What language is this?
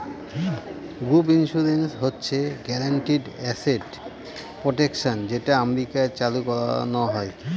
Bangla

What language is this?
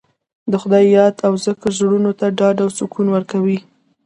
Pashto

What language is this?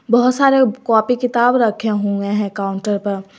Hindi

